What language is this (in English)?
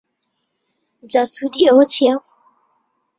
Central Kurdish